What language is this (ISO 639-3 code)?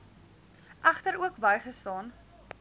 afr